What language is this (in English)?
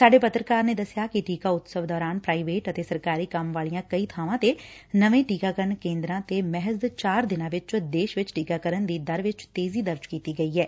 Punjabi